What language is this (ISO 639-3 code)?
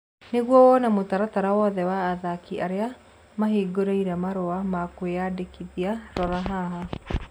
kik